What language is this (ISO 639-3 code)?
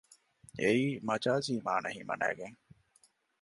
div